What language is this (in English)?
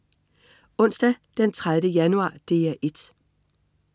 Danish